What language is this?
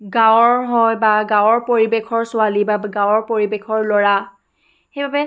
Assamese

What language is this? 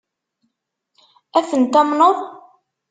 Kabyle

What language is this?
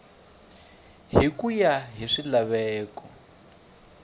Tsonga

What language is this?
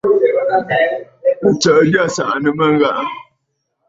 Bafut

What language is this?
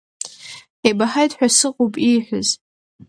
Abkhazian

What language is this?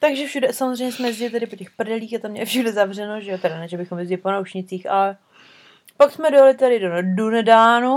Czech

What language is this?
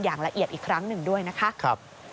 Thai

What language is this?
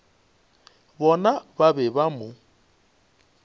Northern Sotho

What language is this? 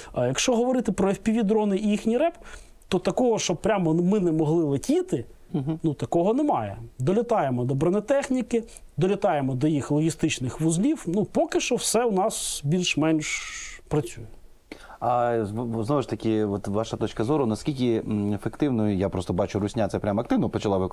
Ukrainian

